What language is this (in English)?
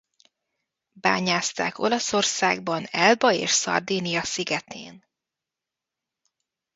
Hungarian